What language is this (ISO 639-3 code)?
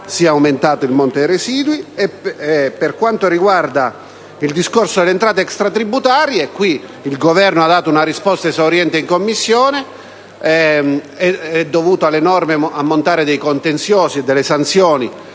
ita